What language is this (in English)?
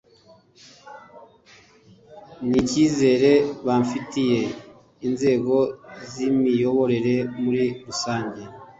Kinyarwanda